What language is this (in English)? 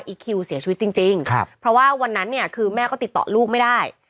Thai